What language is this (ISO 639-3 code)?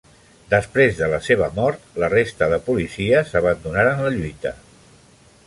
cat